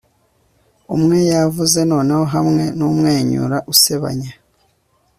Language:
Kinyarwanda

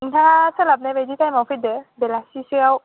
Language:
Bodo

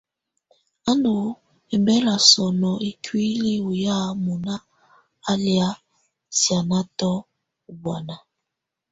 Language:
Tunen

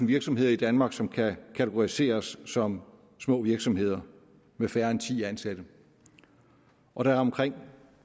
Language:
Danish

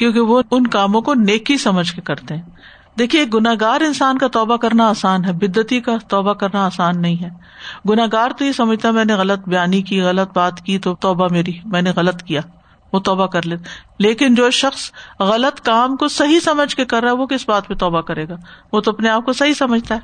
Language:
Urdu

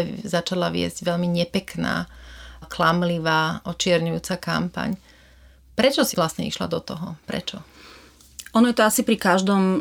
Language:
Slovak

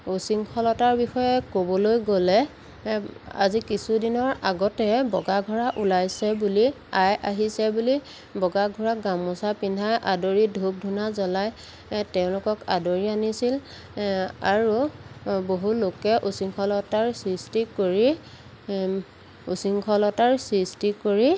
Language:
Assamese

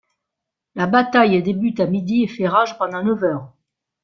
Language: French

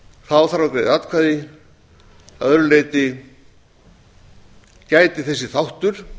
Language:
Icelandic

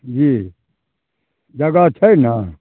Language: Maithili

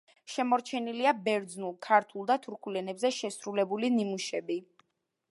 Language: Georgian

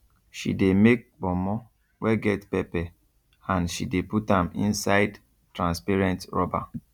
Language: Nigerian Pidgin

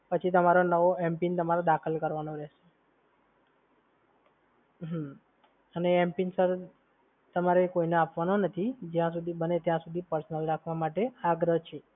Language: Gujarati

